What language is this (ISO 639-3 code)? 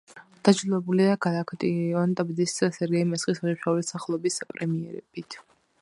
kat